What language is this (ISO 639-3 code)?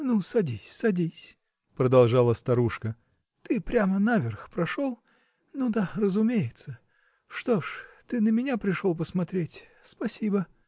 rus